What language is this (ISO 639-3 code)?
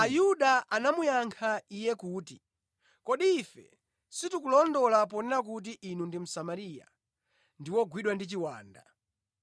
nya